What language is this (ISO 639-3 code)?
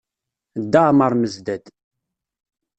kab